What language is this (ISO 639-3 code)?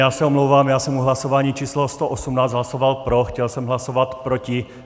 ces